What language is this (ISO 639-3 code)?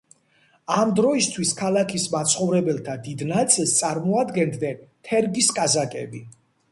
kat